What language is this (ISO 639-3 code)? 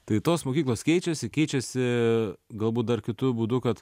lit